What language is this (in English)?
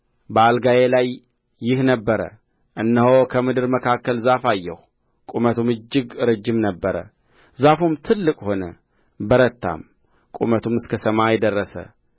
Amharic